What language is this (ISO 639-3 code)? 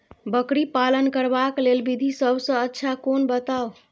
mai